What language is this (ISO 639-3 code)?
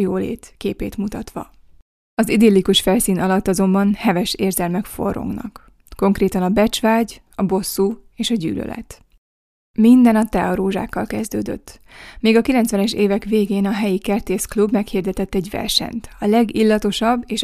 hun